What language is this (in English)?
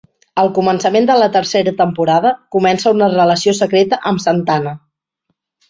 Catalan